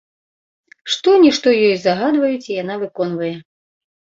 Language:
Belarusian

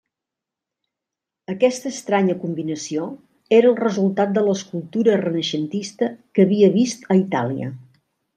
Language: Catalan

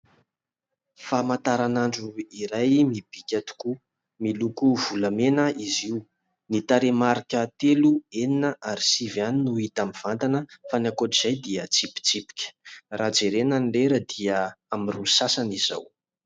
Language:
Malagasy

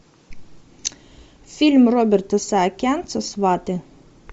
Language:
Russian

